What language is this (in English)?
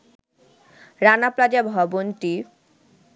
Bangla